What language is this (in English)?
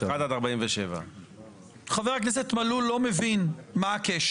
Hebrew